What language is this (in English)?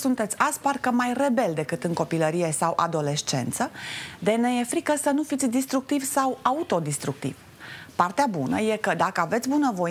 Romanian